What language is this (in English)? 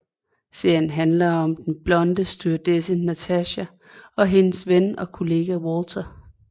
Danish